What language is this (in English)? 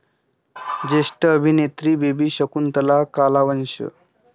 Marathi